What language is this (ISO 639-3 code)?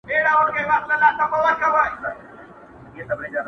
pus